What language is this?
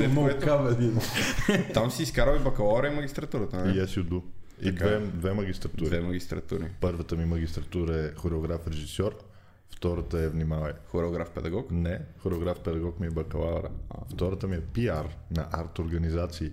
Bulgarian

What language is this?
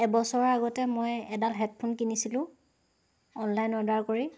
Assamese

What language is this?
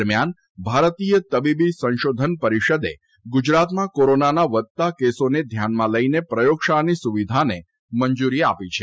Gujarati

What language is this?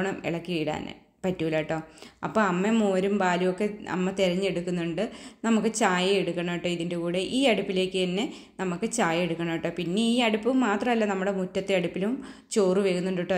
Malayalam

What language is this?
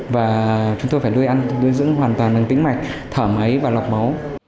Vietnamese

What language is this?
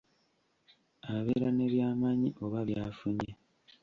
Ganda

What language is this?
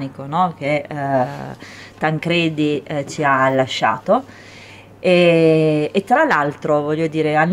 Italian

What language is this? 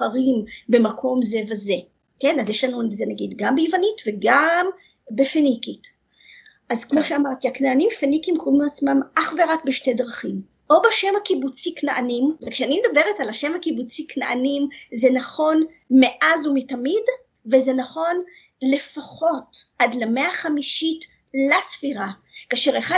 Hebrew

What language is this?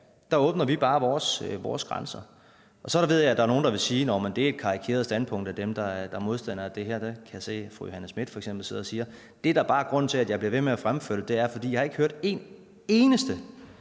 Danish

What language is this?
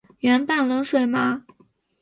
Chinese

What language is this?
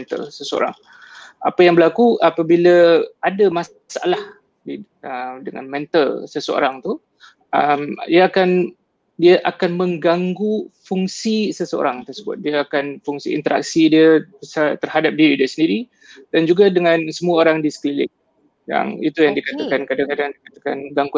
Malay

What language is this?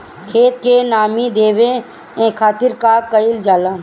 Bhojpuri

